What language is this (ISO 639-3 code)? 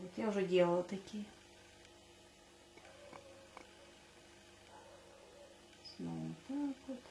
rus